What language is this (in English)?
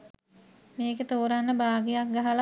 Sinhala